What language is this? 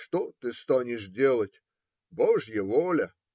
Russian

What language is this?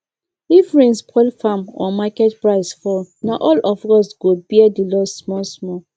Nigerian Pidgin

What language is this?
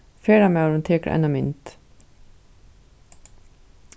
Faroese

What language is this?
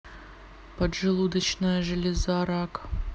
Russian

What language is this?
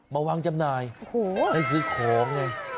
Thai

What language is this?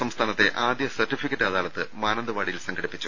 Malayalam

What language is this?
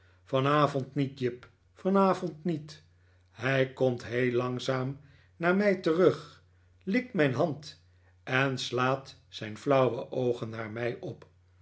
Dutch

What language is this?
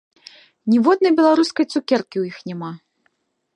Belarusian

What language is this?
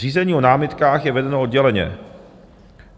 Czech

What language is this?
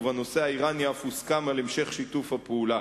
Hebrew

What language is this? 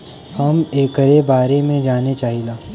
Bhojpuri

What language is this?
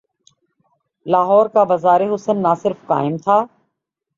Urdu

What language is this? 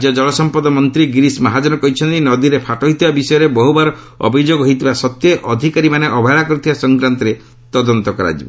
Odia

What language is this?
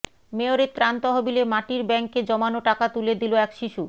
Bangla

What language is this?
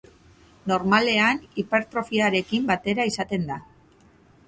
Basque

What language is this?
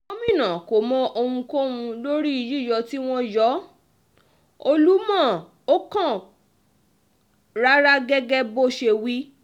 Yoruba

